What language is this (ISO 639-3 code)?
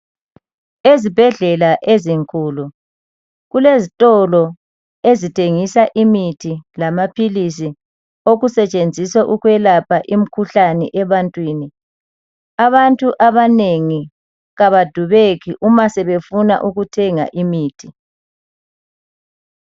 nde